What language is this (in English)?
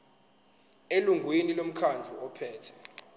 Zulu